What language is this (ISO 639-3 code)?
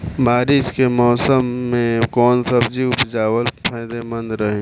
bho